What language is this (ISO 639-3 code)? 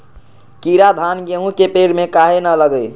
mag